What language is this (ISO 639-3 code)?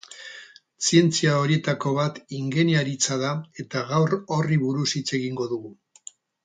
eus